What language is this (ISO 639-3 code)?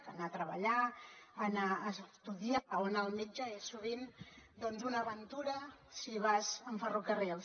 cat